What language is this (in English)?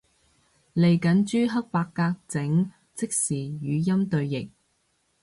Cantonese